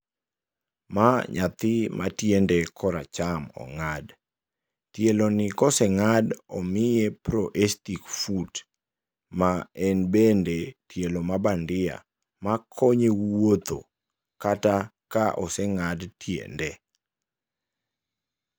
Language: Luo (Kenya and Tanzania)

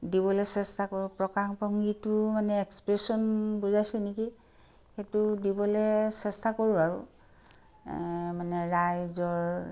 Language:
Assamese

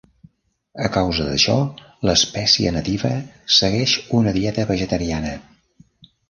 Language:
Catalan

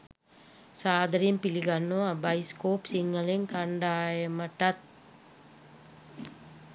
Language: Sinhala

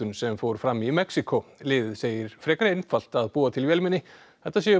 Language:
Icelandic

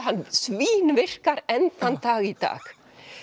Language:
Icelandic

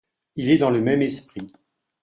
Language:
French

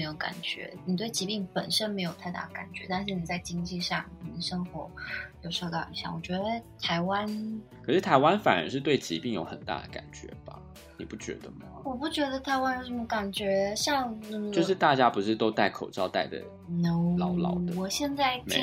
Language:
Chinese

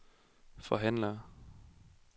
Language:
Danish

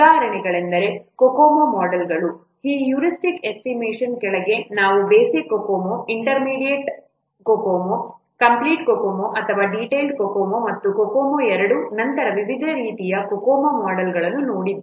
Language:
Kannada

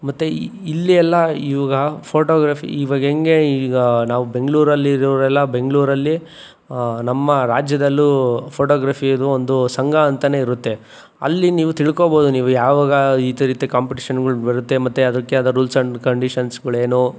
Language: Kannada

